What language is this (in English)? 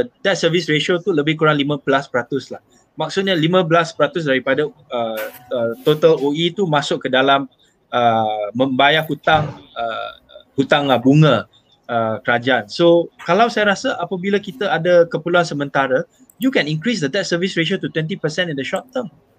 Malay